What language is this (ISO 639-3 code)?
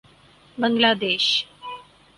urd